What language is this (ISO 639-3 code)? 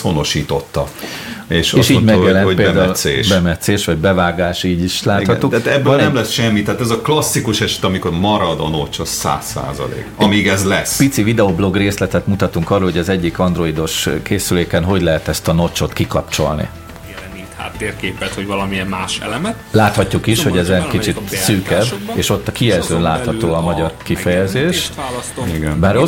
hun